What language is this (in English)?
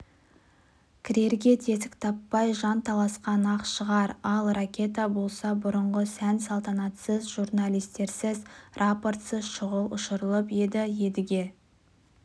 Kazakh